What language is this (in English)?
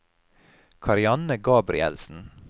Norwegian